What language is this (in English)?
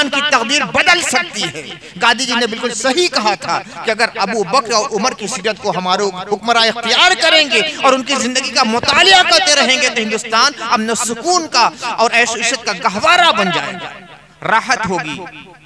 Hindi